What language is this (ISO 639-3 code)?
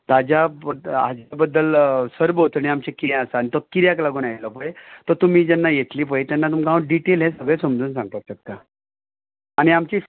kok